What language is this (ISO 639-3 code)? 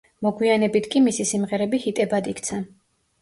kat